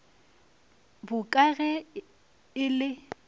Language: Northern Sotho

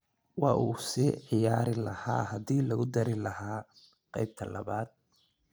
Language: Somali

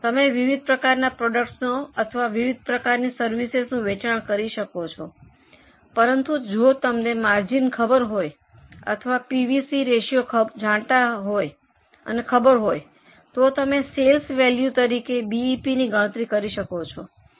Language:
Gujarati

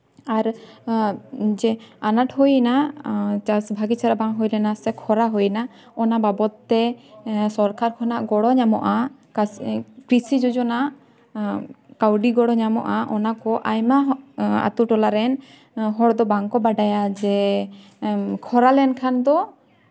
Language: Santali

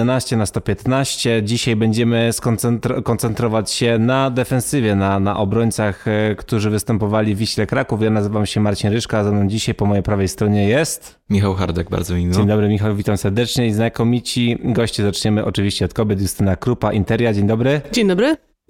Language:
Polish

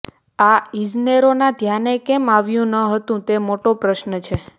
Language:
Gujarati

